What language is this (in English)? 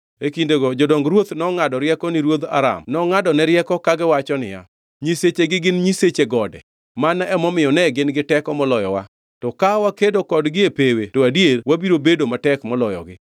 Luo (Kenya and Tanzania)